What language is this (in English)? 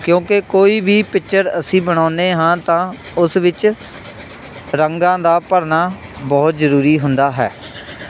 Punjabi